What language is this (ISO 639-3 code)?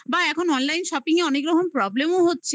ben